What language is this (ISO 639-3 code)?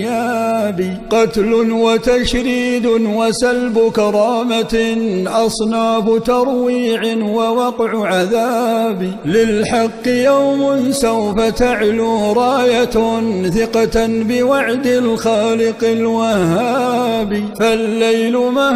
ara